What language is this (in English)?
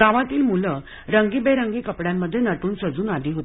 Marathi